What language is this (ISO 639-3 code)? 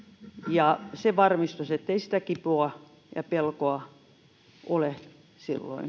fin